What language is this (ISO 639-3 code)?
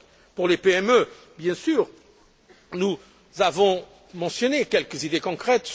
fra